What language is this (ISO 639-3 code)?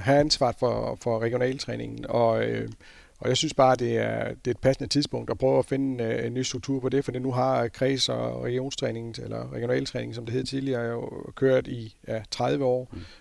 dan